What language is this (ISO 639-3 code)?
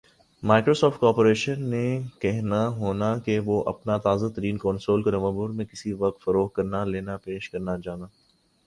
urd